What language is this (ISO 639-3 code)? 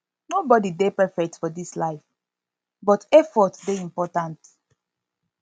pcm